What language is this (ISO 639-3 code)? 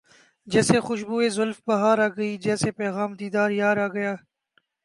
urd